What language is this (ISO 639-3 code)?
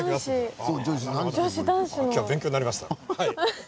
jpn